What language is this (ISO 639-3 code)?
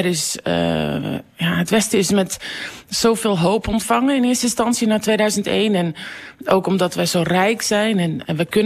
nld